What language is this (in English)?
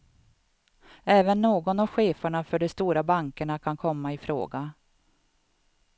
Swedish